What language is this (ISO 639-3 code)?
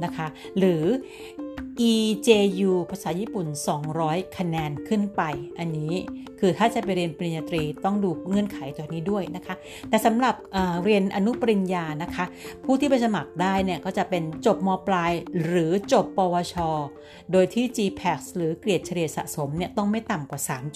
tha